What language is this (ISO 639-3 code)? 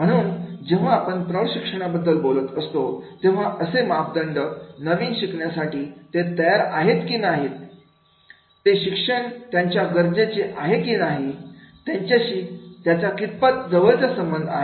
mar